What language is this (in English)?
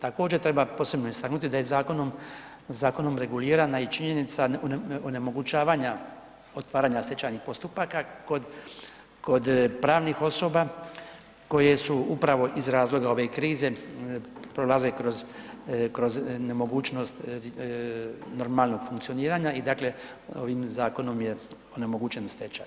Croatian